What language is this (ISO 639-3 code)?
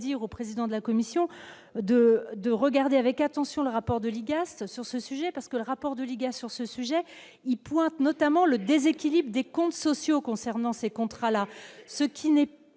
fra